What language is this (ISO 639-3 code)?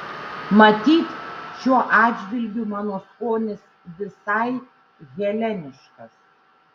lit